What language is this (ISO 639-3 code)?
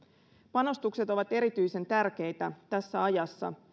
fin